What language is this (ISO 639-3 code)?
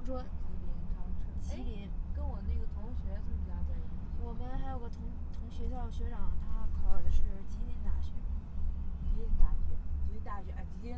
zho